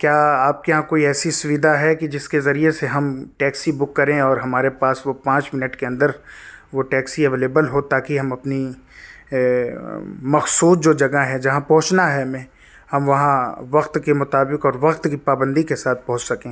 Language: Urdu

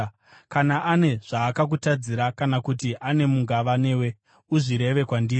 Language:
Shona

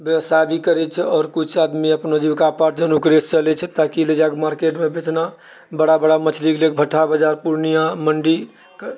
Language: Maithili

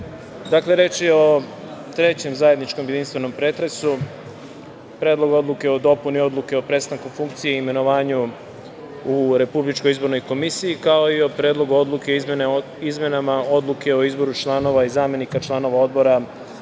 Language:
Serbian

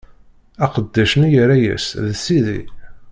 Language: Kabyle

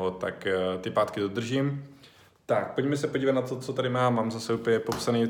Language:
Czech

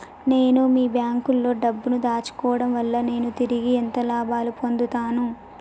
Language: Telugu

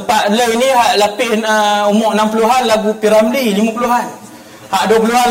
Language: Malay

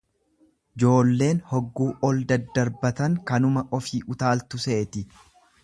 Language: Oromo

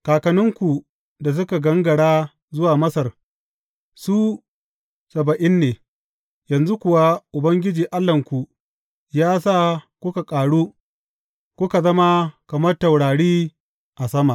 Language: Hausa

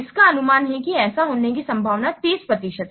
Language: Hindi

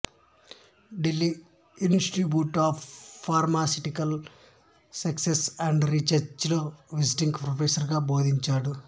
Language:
Telugu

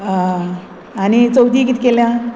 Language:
Konkani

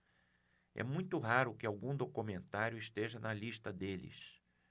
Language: Portuguese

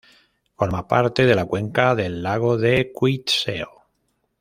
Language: Spanish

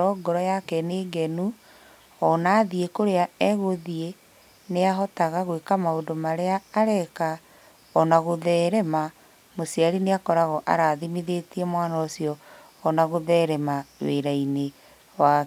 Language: Kikuyu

